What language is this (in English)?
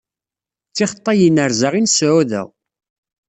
Kabyle